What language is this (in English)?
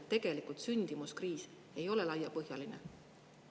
Estonian